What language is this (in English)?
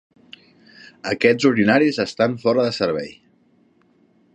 Catalan